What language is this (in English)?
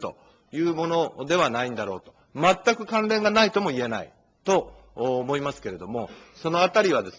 Japanese